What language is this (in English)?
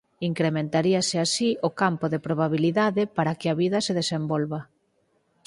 Galician